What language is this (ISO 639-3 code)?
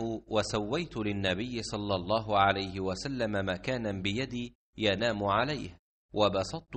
ara